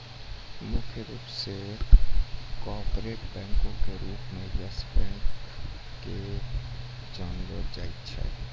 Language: Maithili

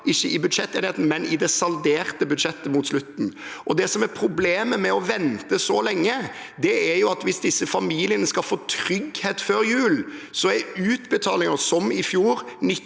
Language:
Norwegian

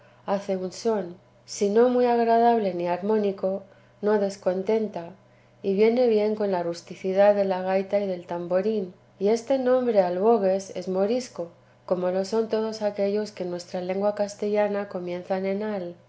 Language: Spanish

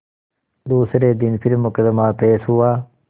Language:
Hindi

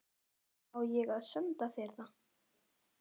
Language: Icelandic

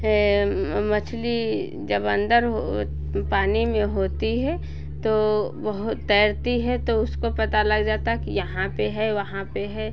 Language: Hindi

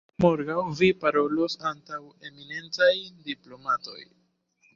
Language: Esperanto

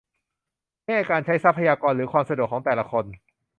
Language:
Thai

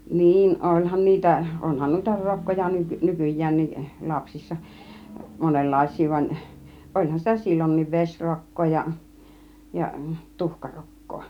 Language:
Finnish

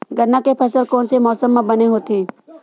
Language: Chhattisgarhi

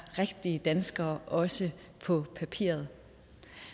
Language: Danish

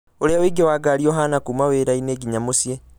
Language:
Kikuyu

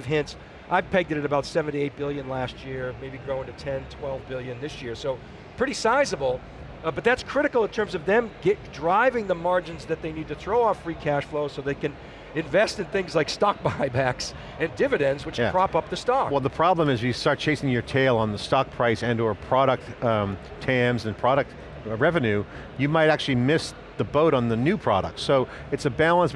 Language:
English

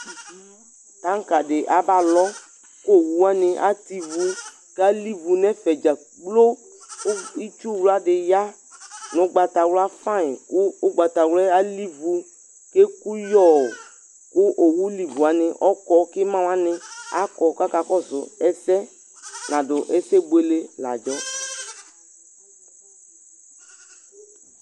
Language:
Ikposo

